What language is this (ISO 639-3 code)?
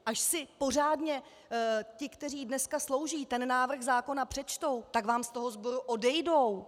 ces